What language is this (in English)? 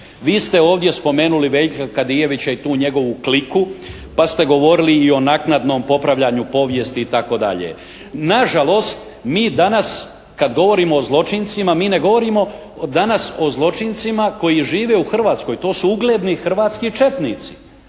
Croatian